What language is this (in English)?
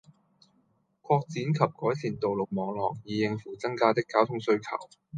Cantonese